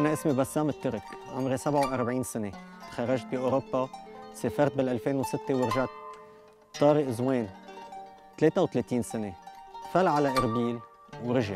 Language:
Arabic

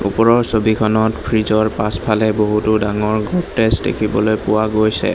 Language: Assamese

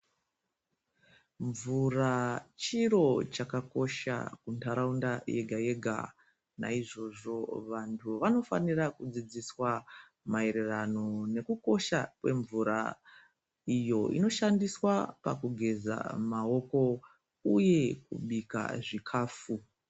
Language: Ndau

